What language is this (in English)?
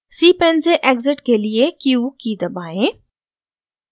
Hindi